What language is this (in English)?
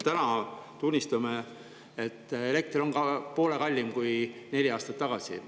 Estonian